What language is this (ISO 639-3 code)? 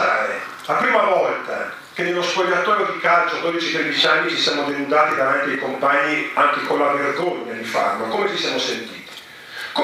ita